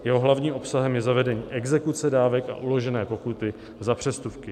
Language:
Czech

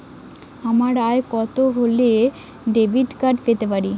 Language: Bangla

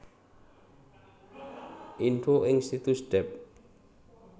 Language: Javanese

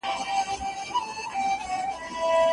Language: Pashto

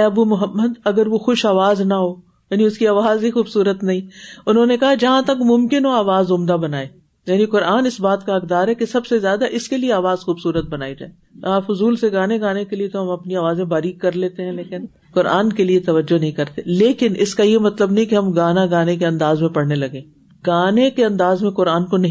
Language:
Urdu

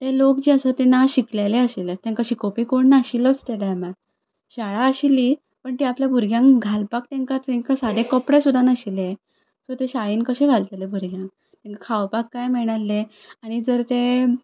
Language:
Konkani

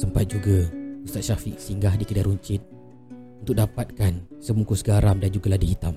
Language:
Malay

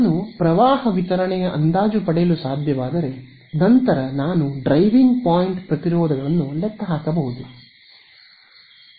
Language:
Kannada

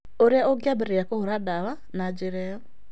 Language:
Kikuyu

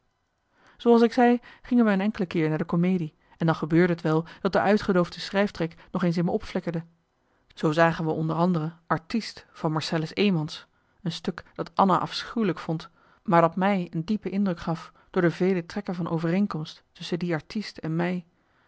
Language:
Dutch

